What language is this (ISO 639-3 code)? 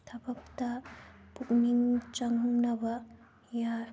mni